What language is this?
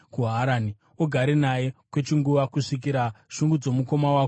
Shona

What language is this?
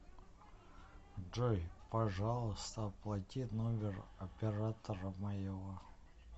Russian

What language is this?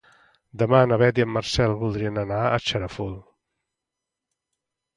Catalan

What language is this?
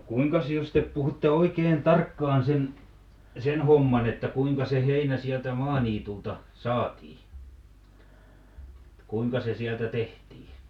Finnish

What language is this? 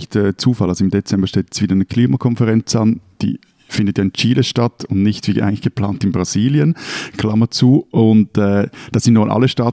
German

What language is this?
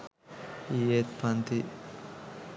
Sinhala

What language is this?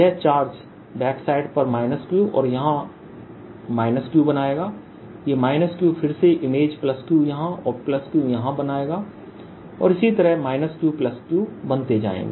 Hindi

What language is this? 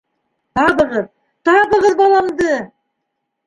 Bashkir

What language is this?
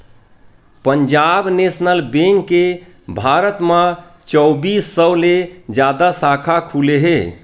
Chhattisgarhi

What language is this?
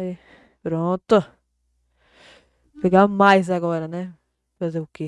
Portuguese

